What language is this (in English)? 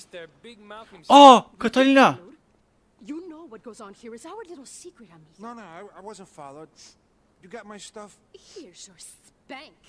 Turkish